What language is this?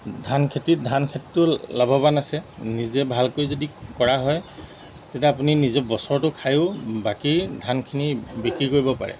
Assamese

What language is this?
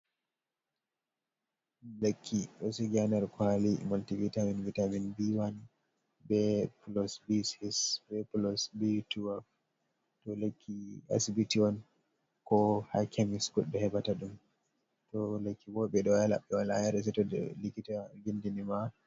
Fula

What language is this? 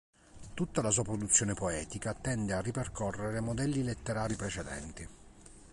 Italian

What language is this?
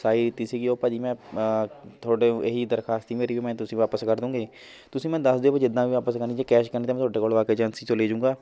Punjabi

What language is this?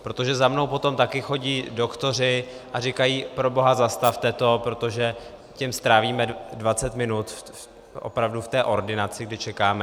Czech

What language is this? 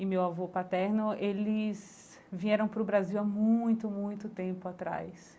Portuguese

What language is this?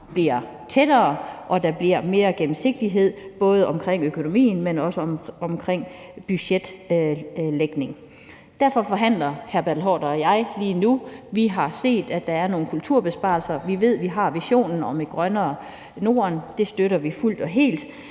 Danish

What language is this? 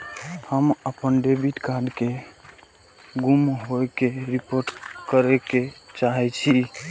Maithili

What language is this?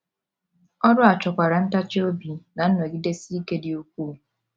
Igbo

